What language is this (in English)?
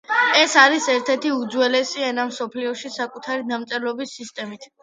Georgian